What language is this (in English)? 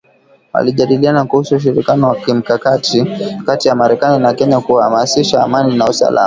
Swahili